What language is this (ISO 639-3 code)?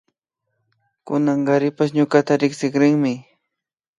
qvi